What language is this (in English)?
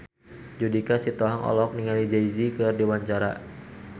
Sundanese